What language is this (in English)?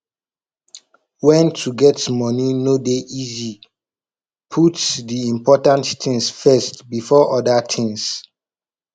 Nigerian Pidgin